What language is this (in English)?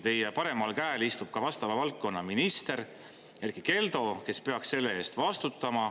Estonian